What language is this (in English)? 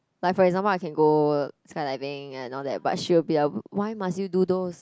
English